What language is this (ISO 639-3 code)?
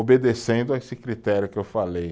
por